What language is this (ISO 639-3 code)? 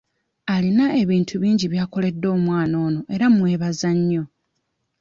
lug